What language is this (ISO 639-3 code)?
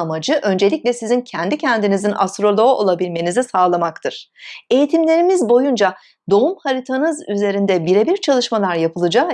tur